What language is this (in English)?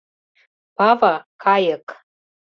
Mari